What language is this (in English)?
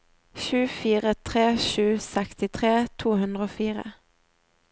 Norwegian